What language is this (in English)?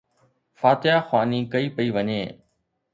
Sindhi